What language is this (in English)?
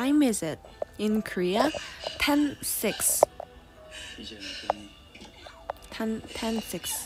Korean